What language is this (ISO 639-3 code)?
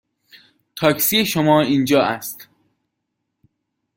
fas